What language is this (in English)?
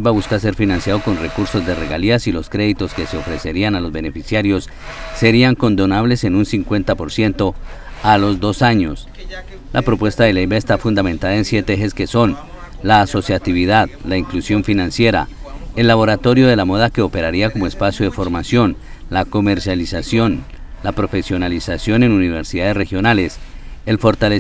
Spanish